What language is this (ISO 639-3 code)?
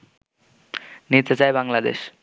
ben